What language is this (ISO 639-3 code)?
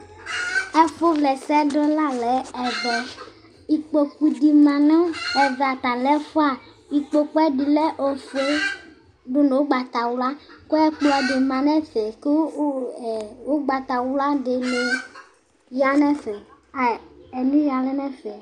kpo